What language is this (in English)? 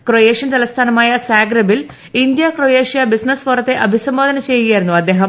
Malayalam